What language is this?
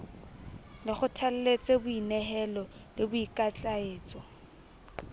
Southern Sotho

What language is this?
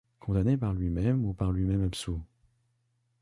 French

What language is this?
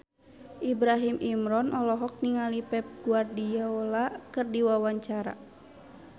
Sundanese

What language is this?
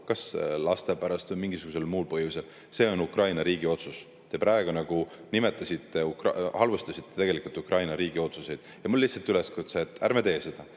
Estonian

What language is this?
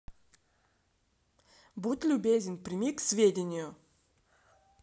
Russian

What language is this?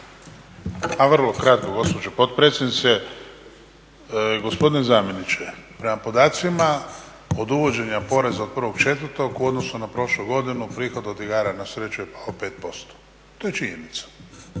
Croatian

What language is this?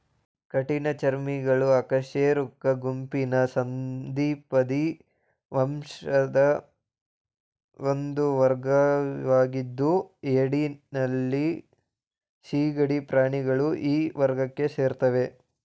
Kannada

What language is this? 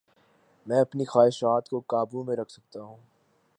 Urdu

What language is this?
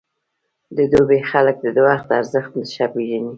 Pashto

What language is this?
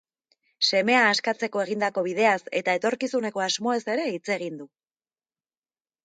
Basque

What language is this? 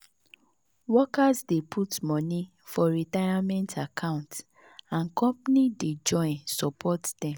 Nigerian Pidgin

